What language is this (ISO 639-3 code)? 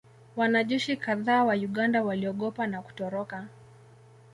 swa